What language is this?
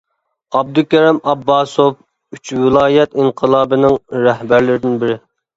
Uyghur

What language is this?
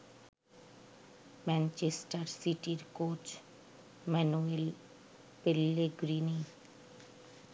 Bangla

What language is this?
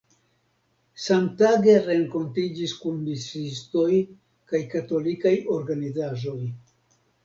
Esperanto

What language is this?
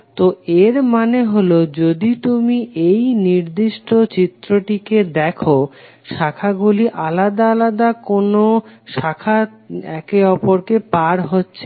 Bangla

